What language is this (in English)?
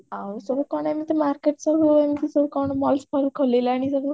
Odia